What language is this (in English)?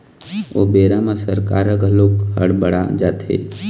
Chhattisgarhi